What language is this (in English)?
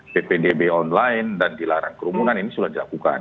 Indonesian